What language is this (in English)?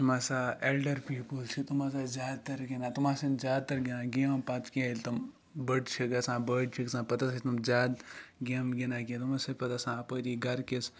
Kashmiri